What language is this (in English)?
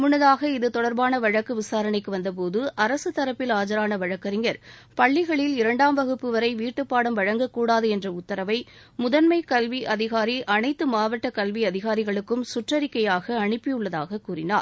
Tamil